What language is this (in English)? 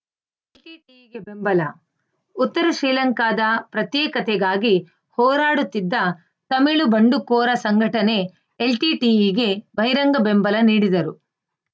Kannada